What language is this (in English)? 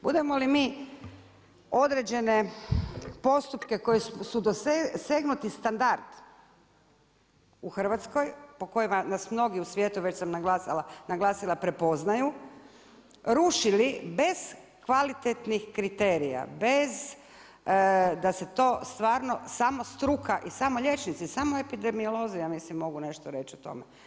Croatian